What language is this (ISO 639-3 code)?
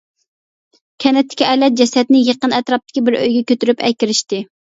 uig